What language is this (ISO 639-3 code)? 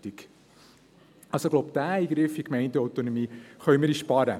gsw